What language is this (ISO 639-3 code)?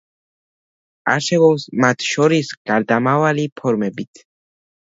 kat